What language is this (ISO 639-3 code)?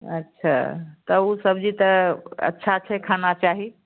mai